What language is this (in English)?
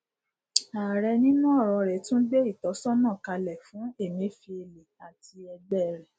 Yoruba